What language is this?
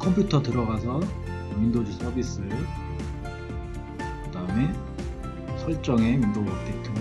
Korean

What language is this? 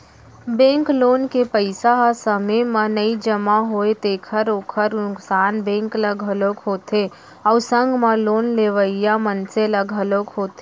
Chhattisgarhi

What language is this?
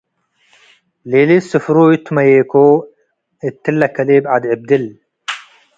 Tigre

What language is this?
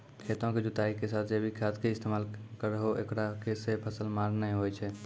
Maithili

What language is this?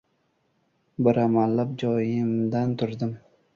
Uzbek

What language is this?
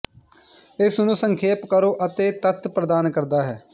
Punjabi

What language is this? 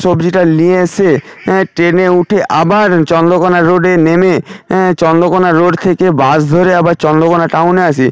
Bangla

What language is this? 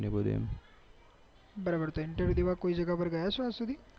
Gujarati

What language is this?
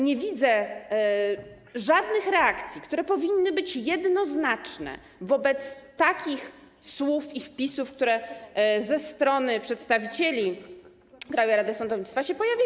Polish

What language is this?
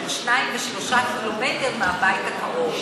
Hebrew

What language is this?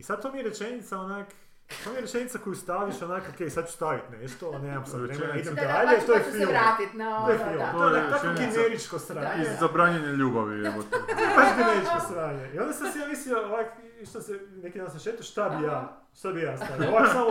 Croatian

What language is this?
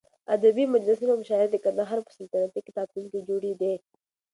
Pashto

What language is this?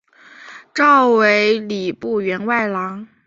Chinese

